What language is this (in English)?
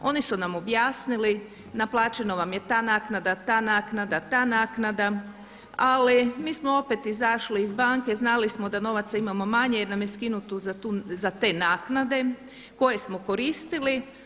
Croatian